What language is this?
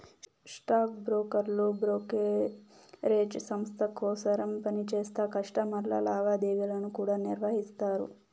Telugu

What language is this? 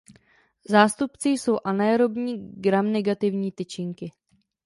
Czech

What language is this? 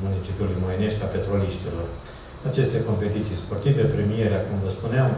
Romanian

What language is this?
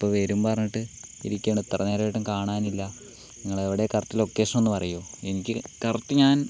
Malayalam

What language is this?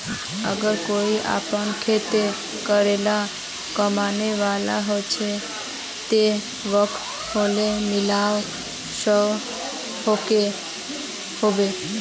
Magahi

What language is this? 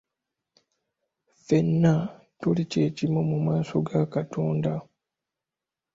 Ganda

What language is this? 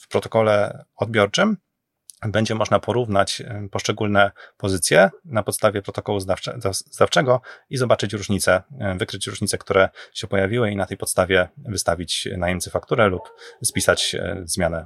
Polish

